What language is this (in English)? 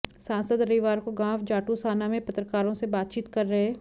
Hindi